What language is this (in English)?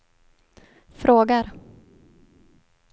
Swedish